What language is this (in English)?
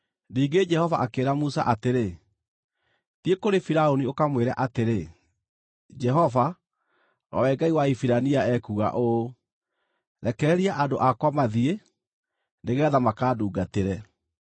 Kikuyu